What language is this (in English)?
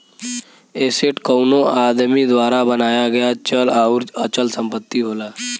Bhojpuri